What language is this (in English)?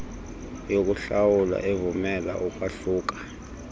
Xhosa